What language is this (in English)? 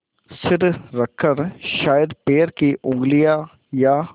Hindi